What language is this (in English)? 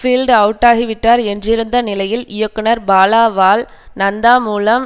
Tamil